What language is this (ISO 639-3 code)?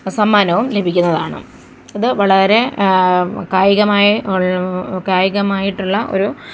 mal